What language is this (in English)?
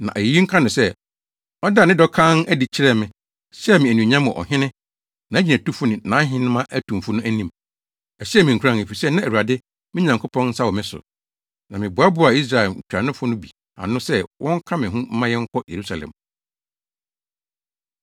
Akan